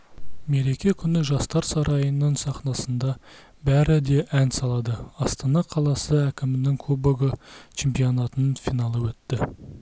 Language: Kazakh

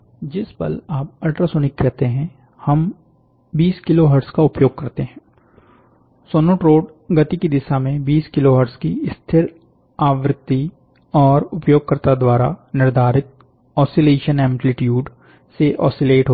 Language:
Hindi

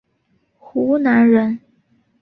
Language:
Chinese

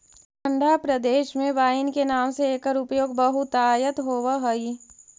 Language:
Magahi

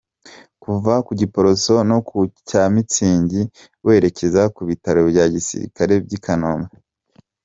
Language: Kinyarwanda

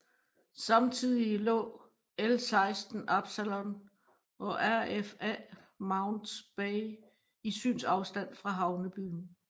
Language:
Danish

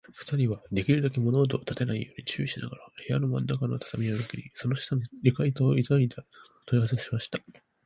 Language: Japanese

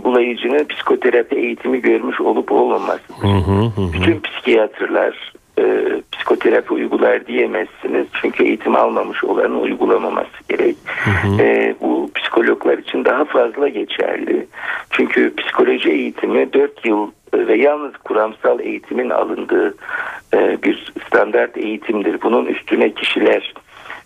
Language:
Turkish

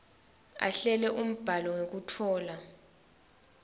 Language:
Swati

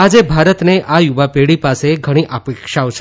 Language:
Gujarati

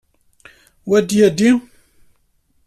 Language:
Kabyle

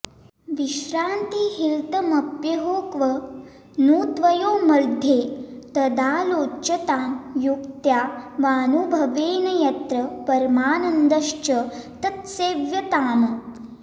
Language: Sanskrit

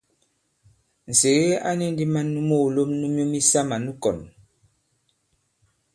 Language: Bankon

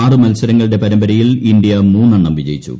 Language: Malayalam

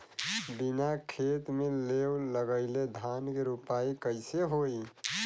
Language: Bhojpuri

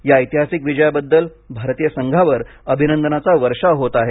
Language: Marathi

